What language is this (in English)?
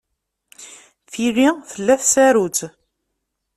Kabyle